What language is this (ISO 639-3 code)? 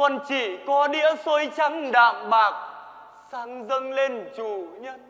vie